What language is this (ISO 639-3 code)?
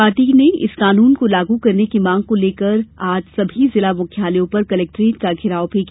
hin